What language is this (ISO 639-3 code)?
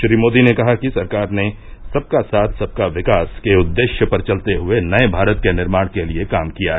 hin